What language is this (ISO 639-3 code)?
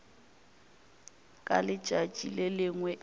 nso